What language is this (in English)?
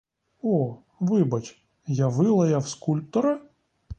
Ukrainian